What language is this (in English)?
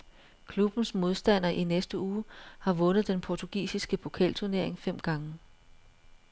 Danish